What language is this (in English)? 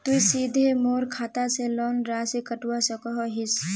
Magahi